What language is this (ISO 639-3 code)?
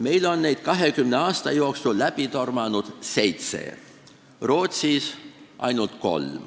est